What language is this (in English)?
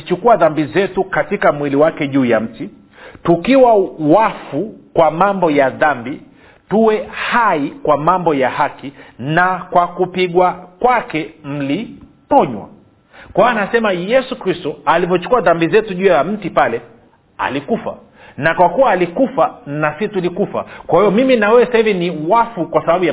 Swahili